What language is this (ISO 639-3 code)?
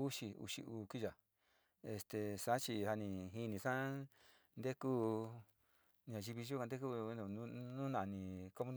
xti